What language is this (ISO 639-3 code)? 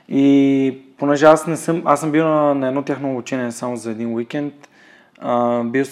bul